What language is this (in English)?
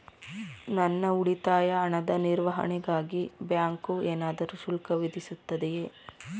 Kannada